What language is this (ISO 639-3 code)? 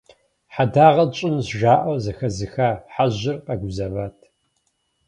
kbd